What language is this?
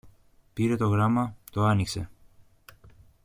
Greek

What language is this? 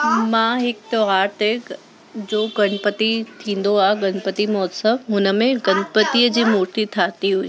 Sindhi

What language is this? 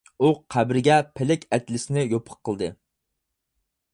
Uyghur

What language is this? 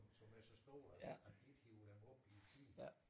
Danish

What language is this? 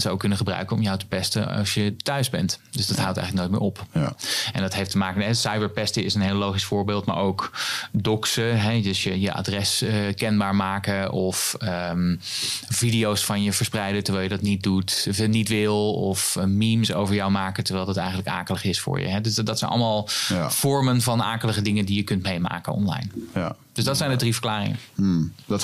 Dutch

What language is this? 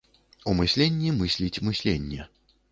Belarusian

